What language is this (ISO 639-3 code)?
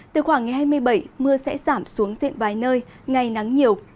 vie